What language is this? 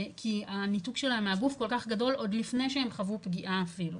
Hebrew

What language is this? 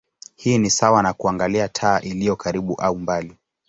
Swahili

